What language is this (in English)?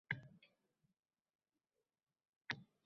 Uzbek